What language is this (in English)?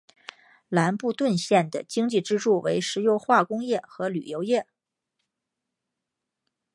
Chinese